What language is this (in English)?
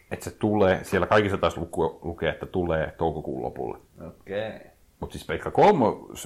Finnish